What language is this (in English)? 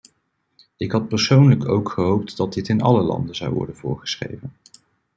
Dutch